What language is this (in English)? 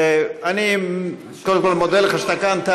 Hebrew